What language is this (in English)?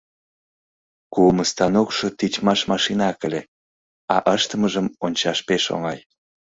Mari